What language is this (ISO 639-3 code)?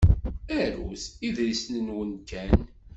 kab